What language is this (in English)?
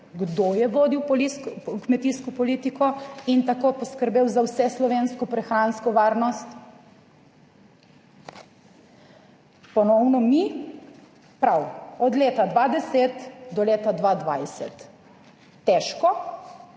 Slovenian